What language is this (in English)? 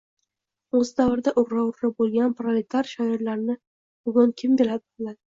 Uzbek